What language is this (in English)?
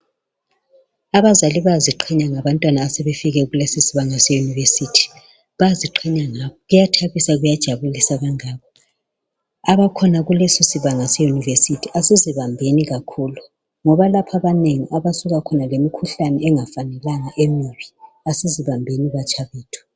North Ndebele